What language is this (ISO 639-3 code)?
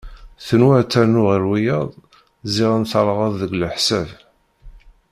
kab